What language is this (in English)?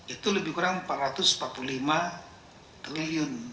Indonesian